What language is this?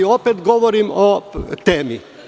Serbian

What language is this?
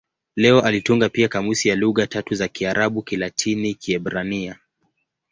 Swahili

